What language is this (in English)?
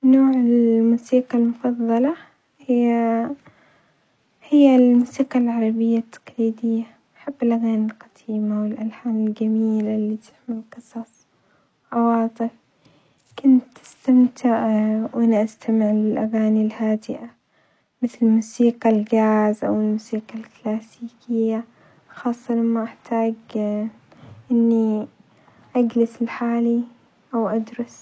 Omani Arabic